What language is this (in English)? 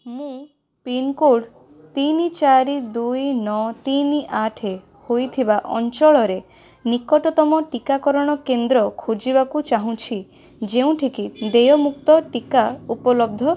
Odia